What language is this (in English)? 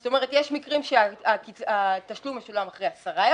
Hebrew